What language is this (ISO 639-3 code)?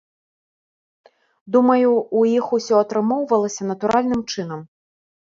bel